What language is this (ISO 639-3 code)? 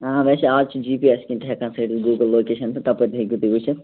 kas